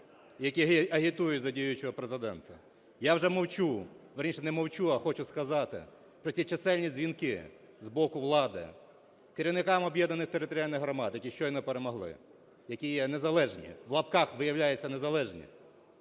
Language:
Ukrainian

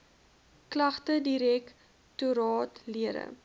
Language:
Afrikaans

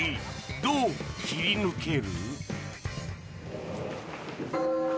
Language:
Japanese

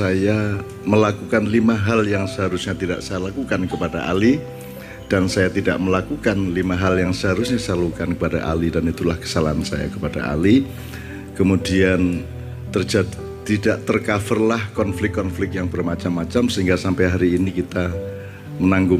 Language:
Indonesian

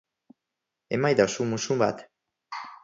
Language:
Basque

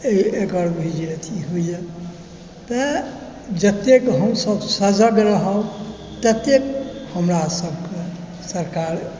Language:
Maithili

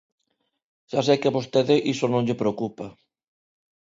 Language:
Galician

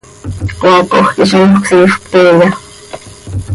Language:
Seri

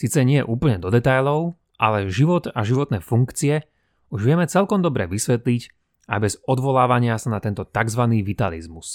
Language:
Slovak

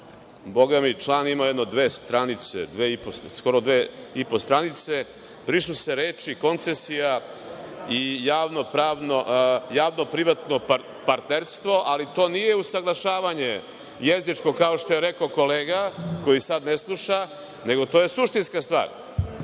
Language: Serbian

